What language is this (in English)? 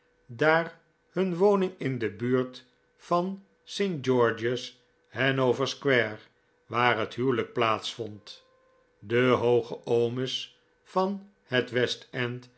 Dutch